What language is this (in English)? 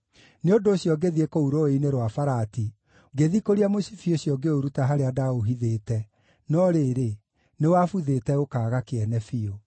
Kikuyu